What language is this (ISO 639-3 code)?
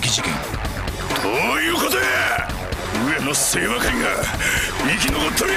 jpn